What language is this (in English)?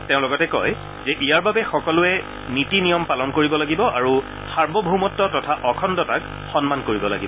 Assamese